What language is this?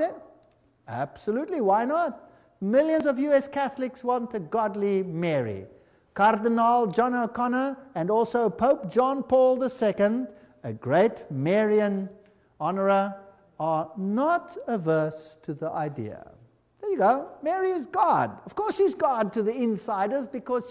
English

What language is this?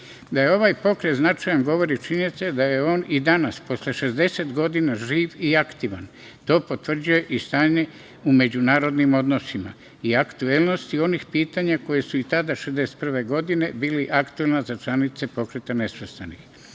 Serbian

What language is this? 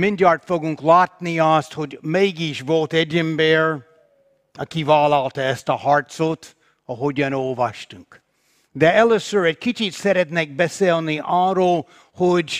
Hungarian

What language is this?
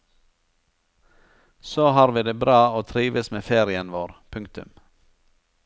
Norwegian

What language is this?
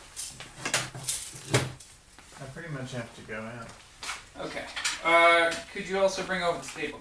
English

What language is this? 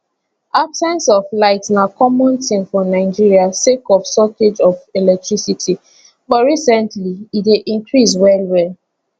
Nigerian Pidgin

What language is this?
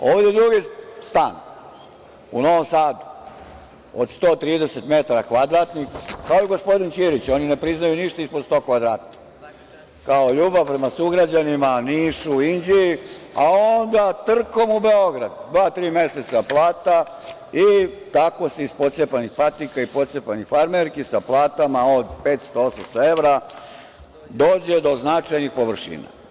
Serbian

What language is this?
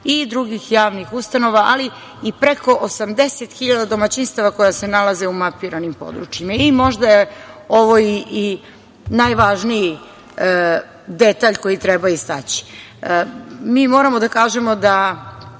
Serbian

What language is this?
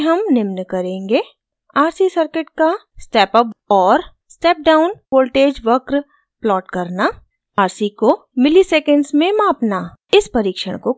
Hindi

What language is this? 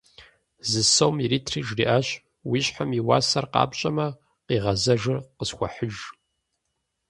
Kabardian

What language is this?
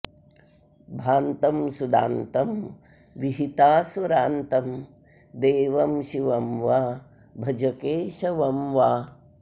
Sanskrit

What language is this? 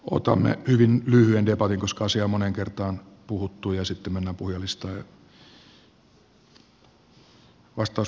Finnish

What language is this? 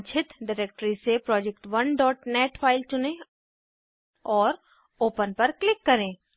Hindi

